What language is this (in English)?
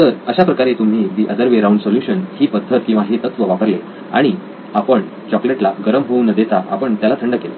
Marathi